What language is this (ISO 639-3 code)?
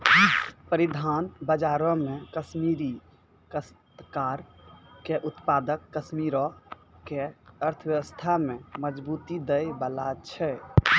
mai